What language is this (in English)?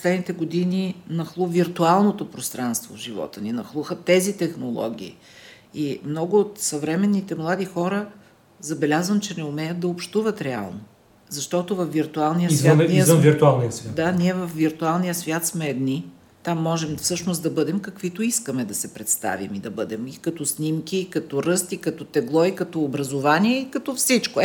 Bulgarian